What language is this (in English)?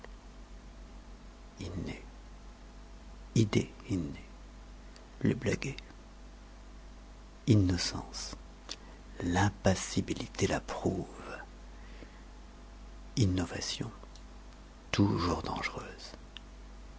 French